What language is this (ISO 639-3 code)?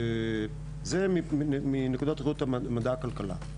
heb